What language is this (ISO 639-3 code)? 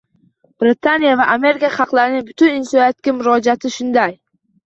uzb